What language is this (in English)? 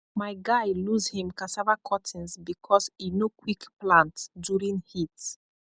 Nigerian Pidgin